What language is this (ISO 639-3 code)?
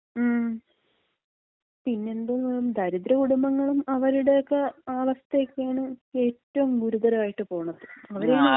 mal